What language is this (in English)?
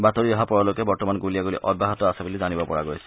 Assamese